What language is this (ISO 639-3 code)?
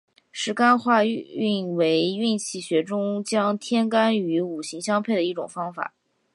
zho